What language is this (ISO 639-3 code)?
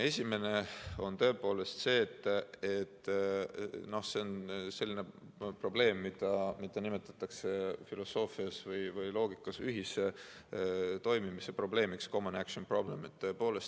est